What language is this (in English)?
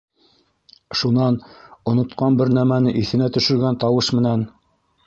Bashkir